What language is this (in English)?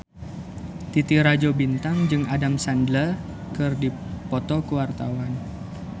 Sundanese